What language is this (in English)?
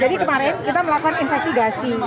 Indonesian